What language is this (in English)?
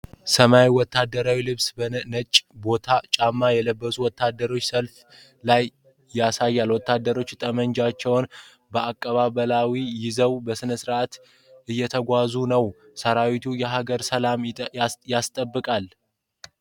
Amharic